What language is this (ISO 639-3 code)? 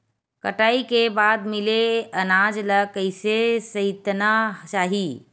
hne